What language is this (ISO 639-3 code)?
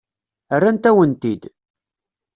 kab